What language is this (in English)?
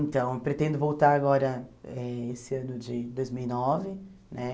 Portuguese